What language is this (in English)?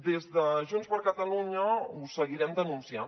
Catalan